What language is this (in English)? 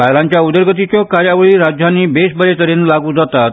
Konkani